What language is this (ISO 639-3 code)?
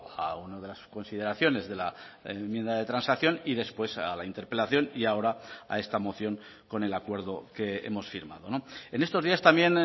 spa